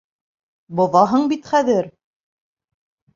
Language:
Bashkir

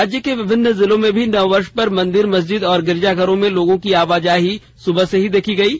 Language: Hindi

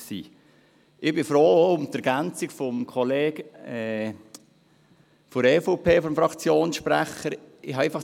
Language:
Swiss German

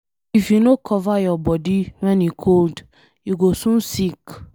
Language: Nigerian Pidgin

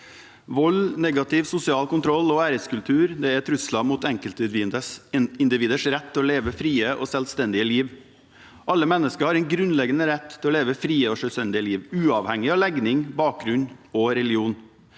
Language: Norwegian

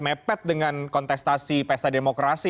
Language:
Indonesian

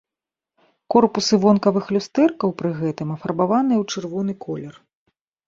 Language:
Belarusian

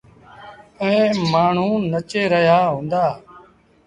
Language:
Sindhi Bhil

